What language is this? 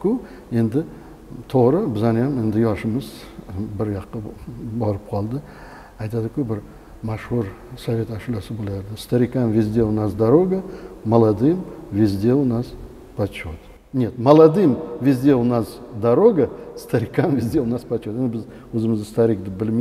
Turkish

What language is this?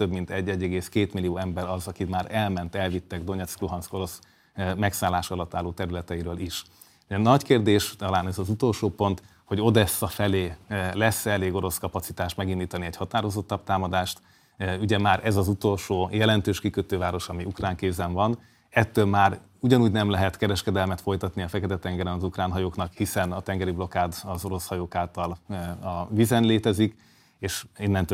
Hungarian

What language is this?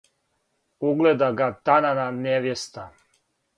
Serbian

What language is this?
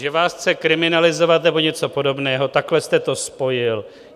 Czech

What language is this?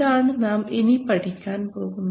Malayalam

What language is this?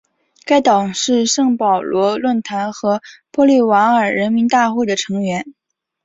Chinese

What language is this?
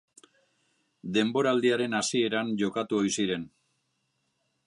Basque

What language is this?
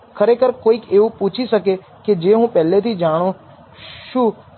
Gujarati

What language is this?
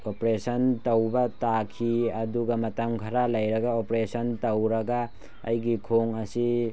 Manipuri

